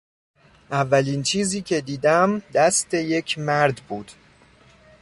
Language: Persian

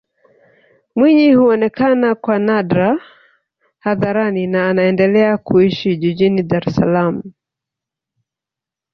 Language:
Swahili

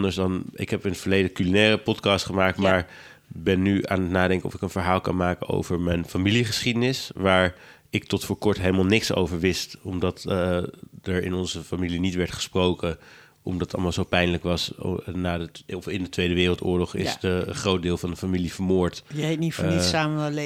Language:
Dutch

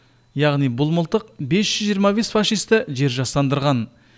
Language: Kazakh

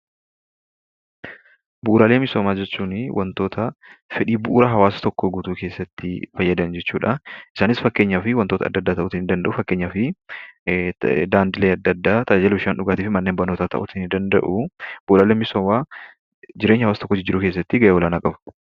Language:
Oromo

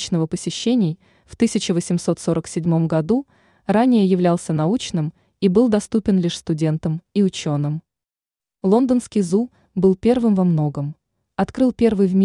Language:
Russian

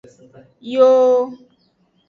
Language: Aja (Benin)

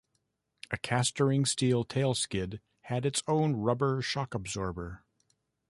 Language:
English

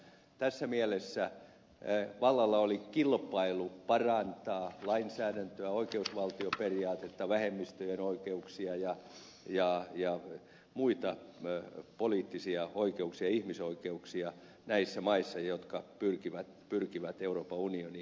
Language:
Finnish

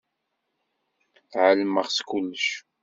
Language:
Kabyle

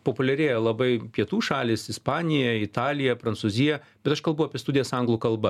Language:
Lithuanian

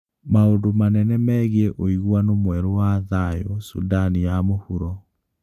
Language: Kikuyu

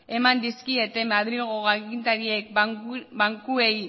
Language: Basque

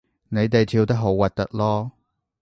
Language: Cantonese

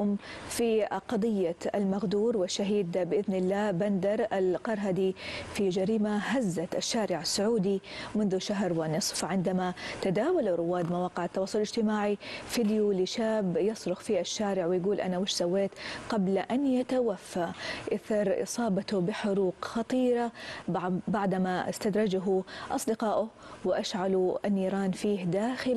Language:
Arabic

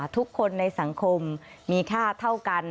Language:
Thai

